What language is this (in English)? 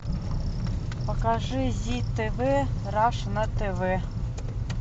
Russian